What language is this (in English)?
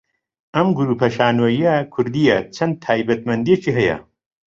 Central Kurdish